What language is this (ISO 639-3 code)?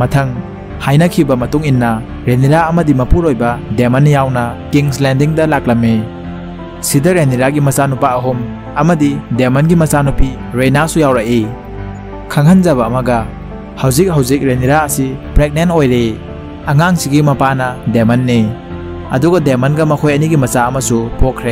tha